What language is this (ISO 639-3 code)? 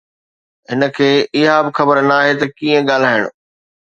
snd